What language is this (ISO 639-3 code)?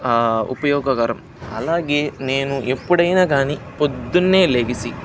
tel